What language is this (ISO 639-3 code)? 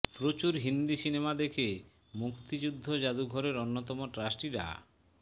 ben